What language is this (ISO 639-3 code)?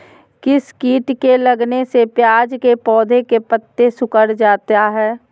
mag